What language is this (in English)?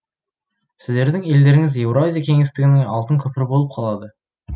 Kazakh